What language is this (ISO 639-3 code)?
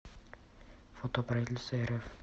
rus